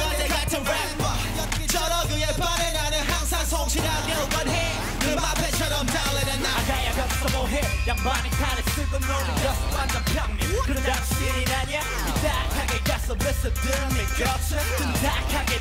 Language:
Hungarian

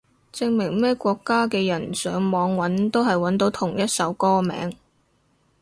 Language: Cantonese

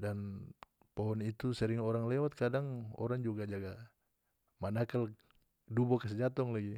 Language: North Moluccan Malay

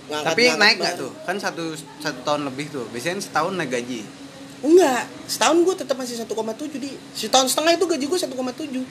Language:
Indonesian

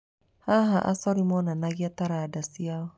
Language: Kikuyu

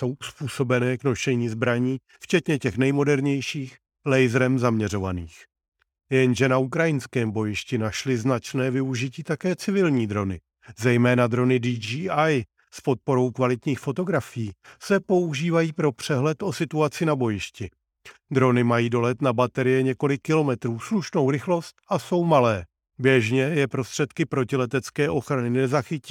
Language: Czech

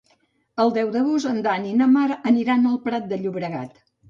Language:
Catalan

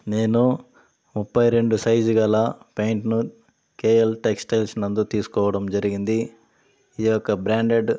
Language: Telugu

